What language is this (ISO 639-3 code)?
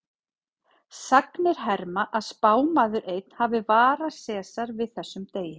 isl